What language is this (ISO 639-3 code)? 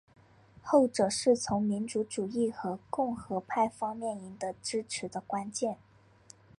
zho